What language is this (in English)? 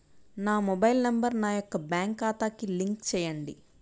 Telugu